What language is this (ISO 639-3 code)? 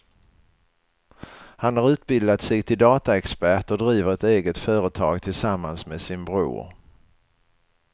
swe